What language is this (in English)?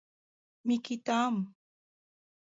Mari